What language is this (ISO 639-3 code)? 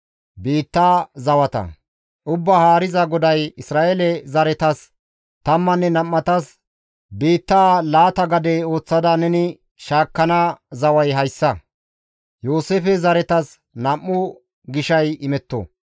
gmv